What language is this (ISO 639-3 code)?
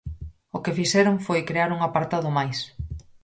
glg